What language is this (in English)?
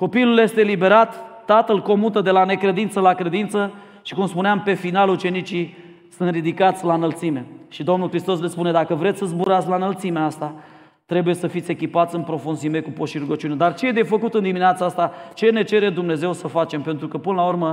Romanian